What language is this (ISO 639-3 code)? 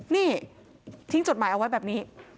tha